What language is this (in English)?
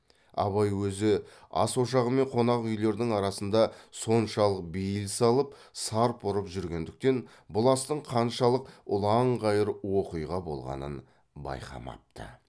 Kazakh